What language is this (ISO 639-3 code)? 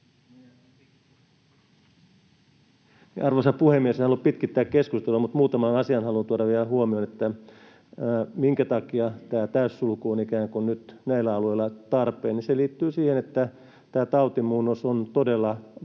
fin